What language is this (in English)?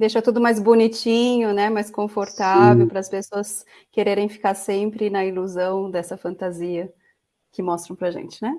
Portuguese